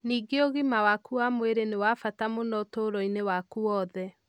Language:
Kikuyu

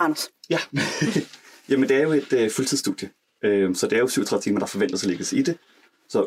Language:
Danish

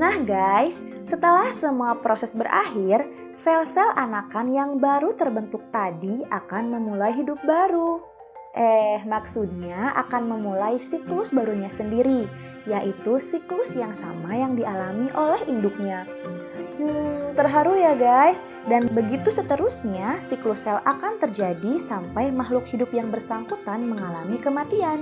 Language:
Indonesian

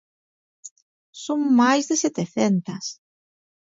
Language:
Galician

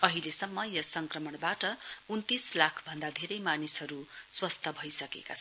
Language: Nepali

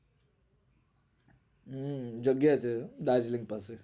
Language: Gujarati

